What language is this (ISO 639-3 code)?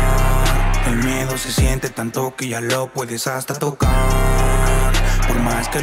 spa